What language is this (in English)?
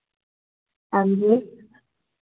Dogri